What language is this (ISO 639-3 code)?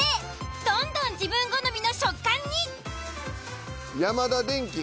jpn